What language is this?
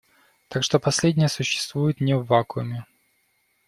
Russian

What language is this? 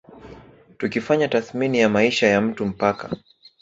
Swahili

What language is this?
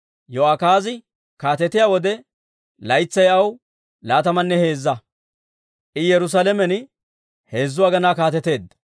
Dawro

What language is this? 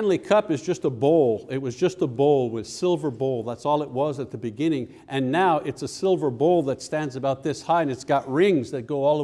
English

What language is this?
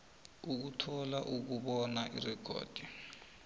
South Ndebele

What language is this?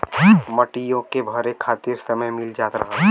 Bhojpuri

